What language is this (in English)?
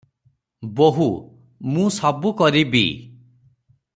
Odia